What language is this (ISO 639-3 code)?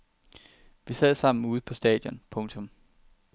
dan